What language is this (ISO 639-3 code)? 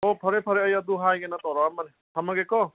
mni